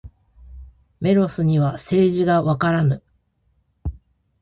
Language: Japanese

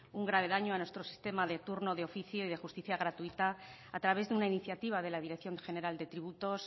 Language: Spanish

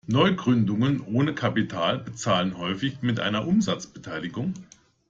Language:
German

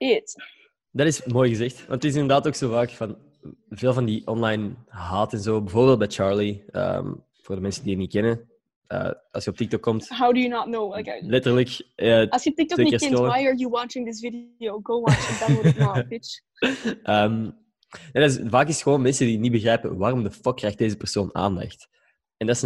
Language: Dutch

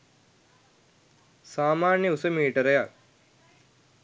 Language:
Sinhala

